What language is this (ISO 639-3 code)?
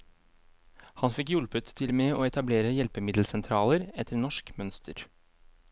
nor